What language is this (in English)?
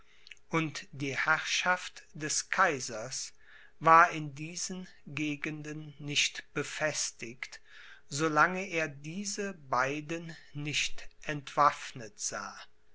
German